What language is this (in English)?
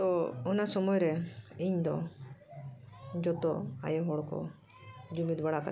Santali